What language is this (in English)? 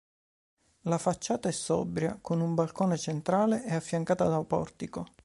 Italian